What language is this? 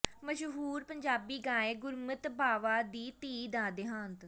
Punjabi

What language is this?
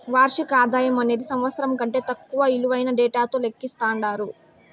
Telugu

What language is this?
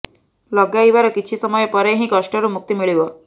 Odia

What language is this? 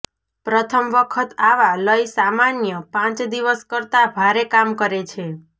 Gujarati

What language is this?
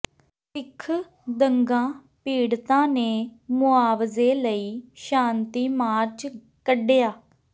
Punjabi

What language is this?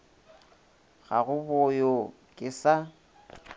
Northern Sotho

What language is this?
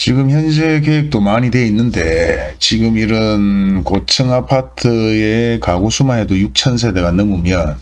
Korean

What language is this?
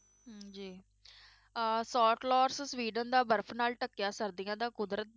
Punjabi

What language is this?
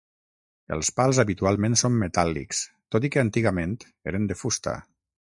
Catalan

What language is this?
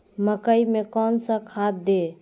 Magahi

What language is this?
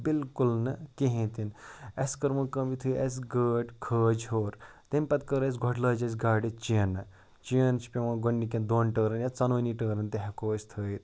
Kashmiri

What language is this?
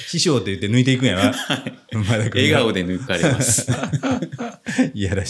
Japanese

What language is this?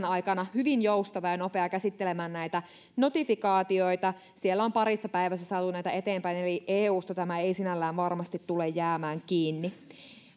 Finnish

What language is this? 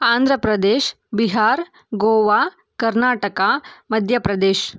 Kannada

